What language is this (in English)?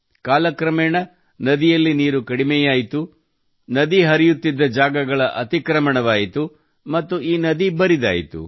Kannada